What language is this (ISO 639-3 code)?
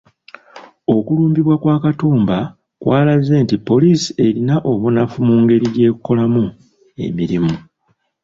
lug